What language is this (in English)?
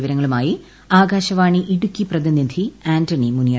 Malayalam